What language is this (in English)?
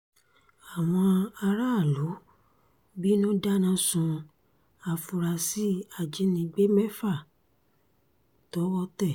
Yoruba